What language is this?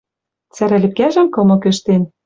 Western Mari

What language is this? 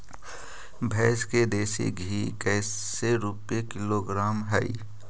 Magahi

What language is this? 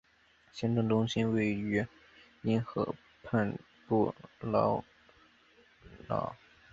Chinese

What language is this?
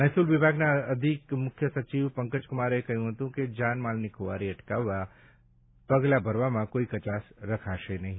Gujarati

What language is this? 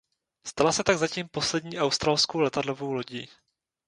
Czech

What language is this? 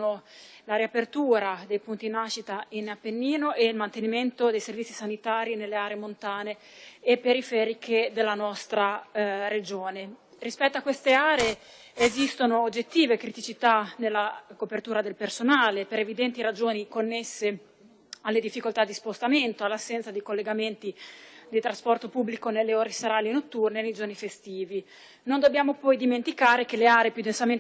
Italian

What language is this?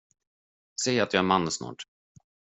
Swedish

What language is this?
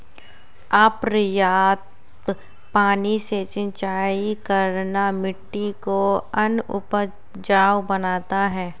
Hindi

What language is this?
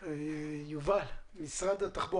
Hebrew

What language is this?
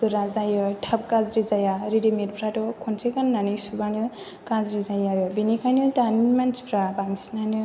Bodo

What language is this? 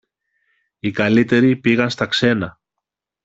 Greek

